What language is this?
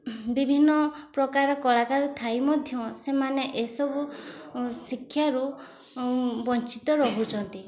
Odia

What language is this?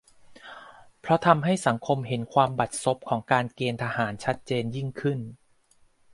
Thai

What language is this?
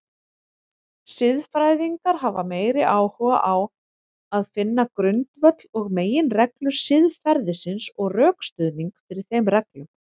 Icelandic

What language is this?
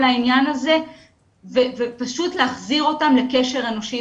Hebrew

